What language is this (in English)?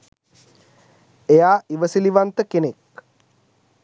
Sinhala